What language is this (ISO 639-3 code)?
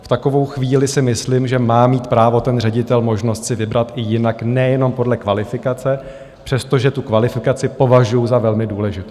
ces